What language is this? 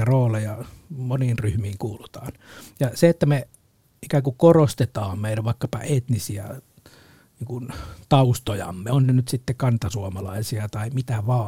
Finnish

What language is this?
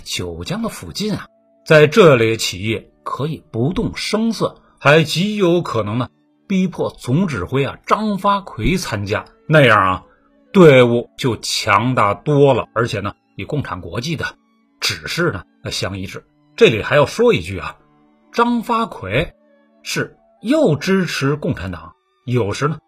Chinese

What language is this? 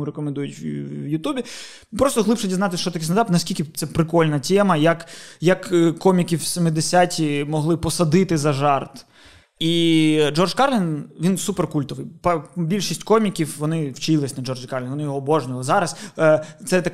Ukrainian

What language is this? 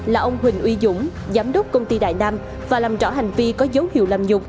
Vietnamese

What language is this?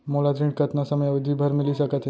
Chhattisgarhi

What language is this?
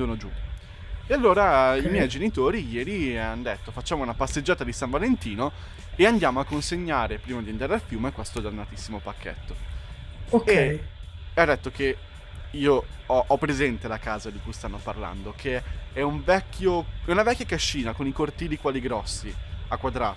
Italian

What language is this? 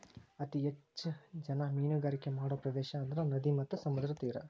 Kannada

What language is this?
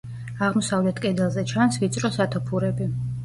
Georgian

